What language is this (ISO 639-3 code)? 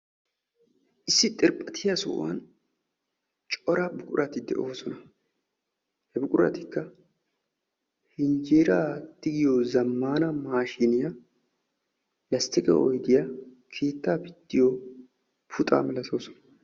wal